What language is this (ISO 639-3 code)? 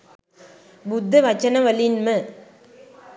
sin